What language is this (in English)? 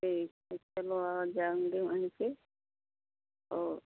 Hindi